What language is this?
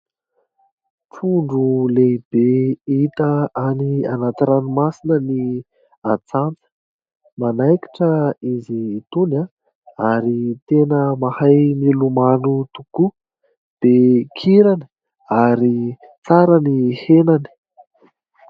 Malagasy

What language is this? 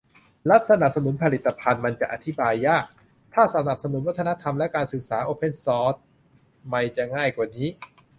Thai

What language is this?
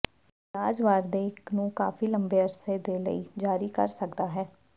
Punjabi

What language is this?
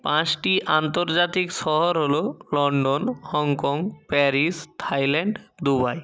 Bangla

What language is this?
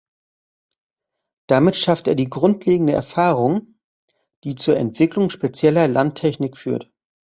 German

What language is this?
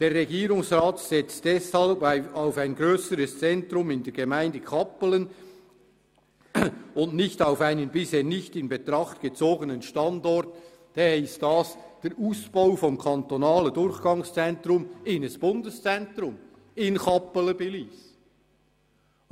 Swiss German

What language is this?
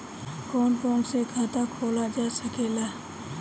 Bhojpuri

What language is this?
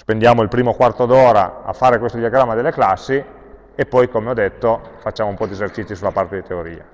Italian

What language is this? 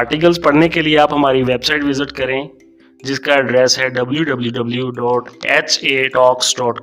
Urdu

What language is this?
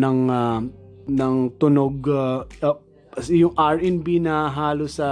Filipino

